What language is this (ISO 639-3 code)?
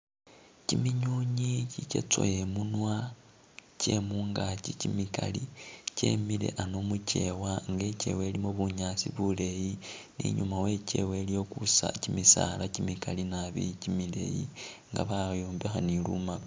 myx